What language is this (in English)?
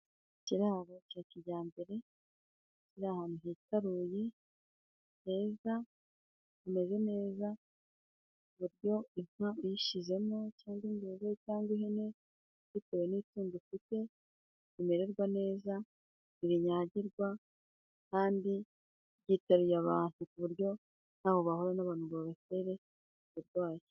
Kinyarwanda